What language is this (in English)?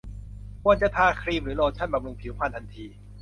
Thai